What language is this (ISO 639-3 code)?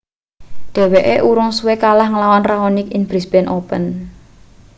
jav